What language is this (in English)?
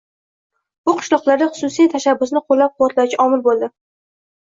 Uzbek